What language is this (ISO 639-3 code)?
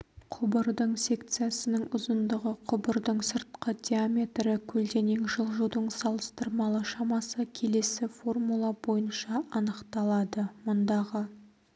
kaz